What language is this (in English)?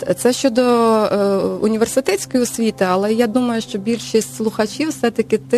Ukrainian